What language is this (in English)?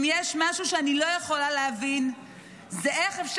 Hebrew